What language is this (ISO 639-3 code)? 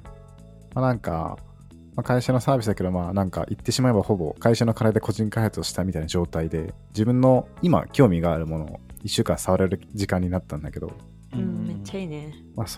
jpn